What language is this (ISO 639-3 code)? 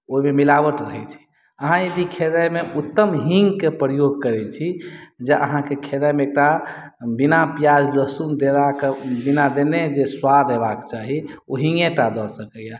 mai